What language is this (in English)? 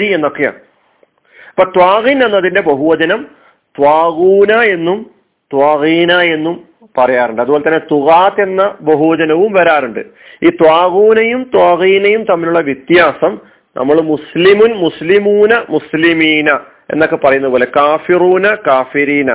Malayalam